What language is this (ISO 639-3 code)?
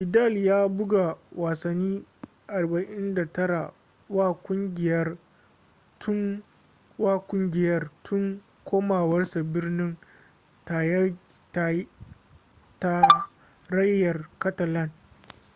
hau